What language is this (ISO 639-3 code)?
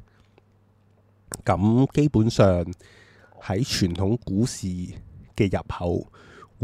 zho